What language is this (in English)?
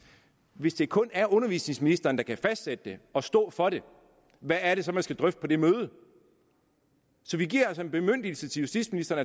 Danish